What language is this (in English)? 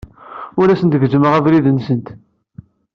Kabyle